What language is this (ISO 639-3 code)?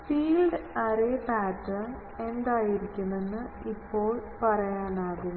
mal